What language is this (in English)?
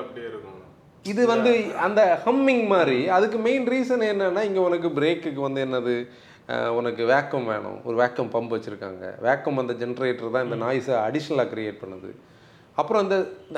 Tamil